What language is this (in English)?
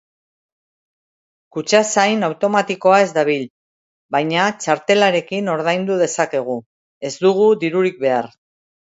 Basque